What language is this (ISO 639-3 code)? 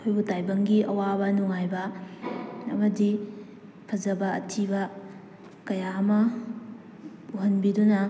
mni